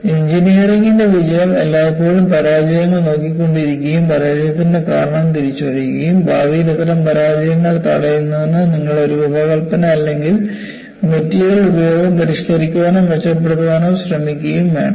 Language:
Malayalam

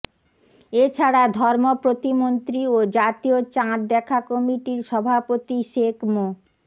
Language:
Bangla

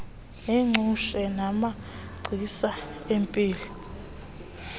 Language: Xhosa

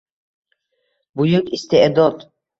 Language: Uzbek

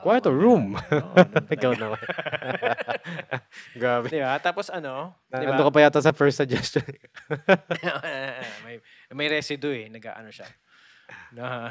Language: Filipino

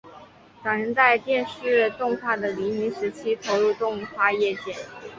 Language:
Chinese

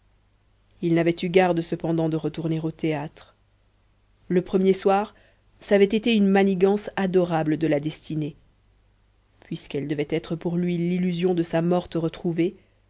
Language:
French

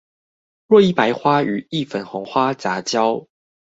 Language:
Chinese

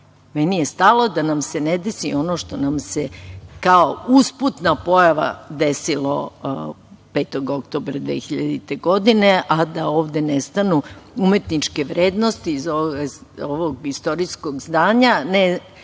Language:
Serbian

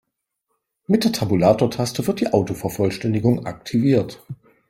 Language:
German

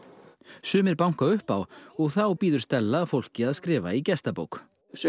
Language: Icelandic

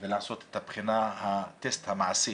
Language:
Hebrew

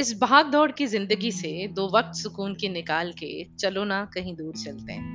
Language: Hindi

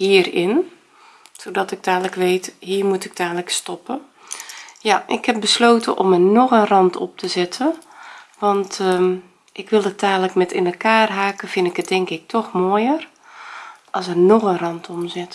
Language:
Dutch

